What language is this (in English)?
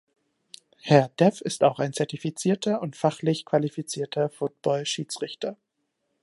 German